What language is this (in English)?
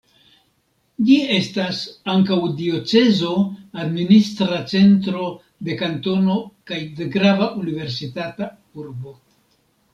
Esperanto